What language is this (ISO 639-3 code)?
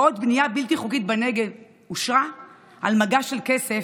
heb